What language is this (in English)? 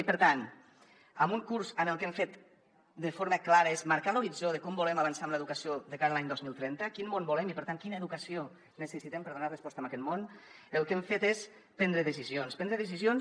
Catalan